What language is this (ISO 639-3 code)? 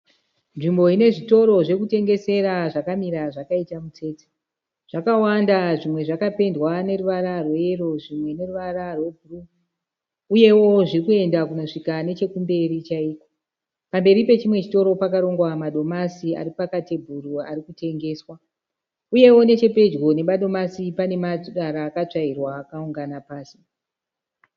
sna